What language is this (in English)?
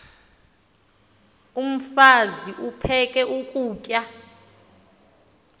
Xhosa